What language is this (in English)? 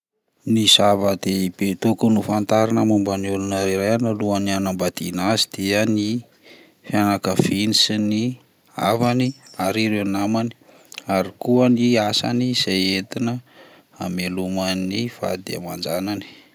Malagasy